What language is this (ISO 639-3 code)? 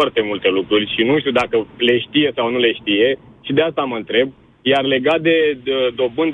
ron